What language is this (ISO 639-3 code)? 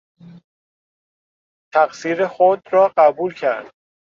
fas